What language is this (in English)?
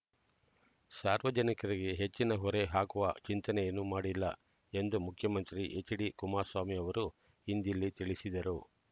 Kannada